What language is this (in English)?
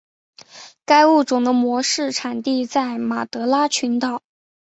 Chinese